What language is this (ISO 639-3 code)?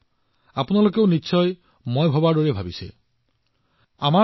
asm